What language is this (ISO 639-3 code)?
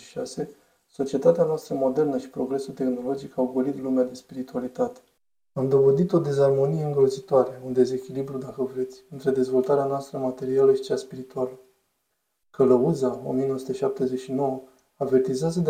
ron